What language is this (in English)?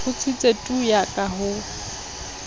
Southern Sotho